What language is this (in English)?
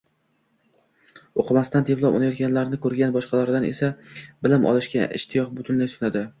Uzbek